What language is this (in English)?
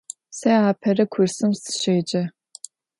Adyghe